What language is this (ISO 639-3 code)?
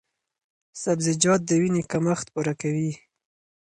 pus